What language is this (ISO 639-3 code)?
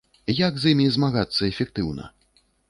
bel